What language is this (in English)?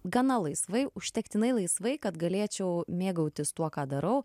Lithuanian